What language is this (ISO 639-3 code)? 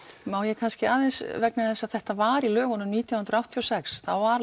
isl